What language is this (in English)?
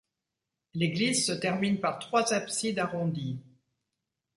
French